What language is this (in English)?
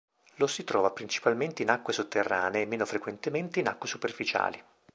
Italian